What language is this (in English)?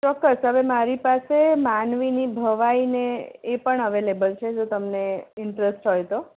Gujarati